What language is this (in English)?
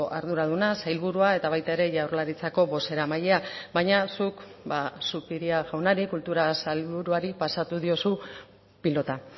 Basque